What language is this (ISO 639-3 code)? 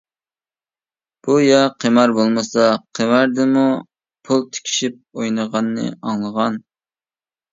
uig